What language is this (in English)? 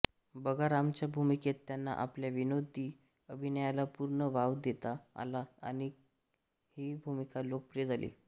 Marathi